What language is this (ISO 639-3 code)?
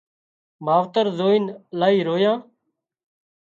kxp